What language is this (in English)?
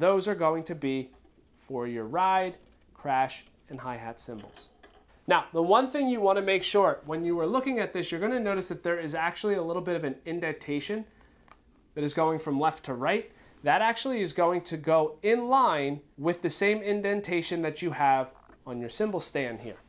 English